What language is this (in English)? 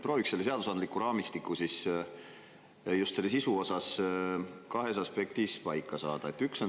Estonian